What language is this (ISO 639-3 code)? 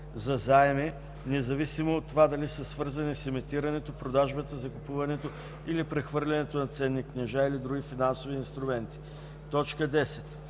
bul